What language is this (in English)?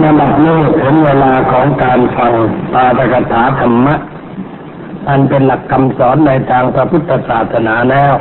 Thai